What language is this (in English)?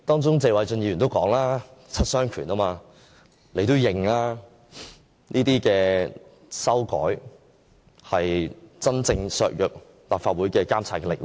Cantonese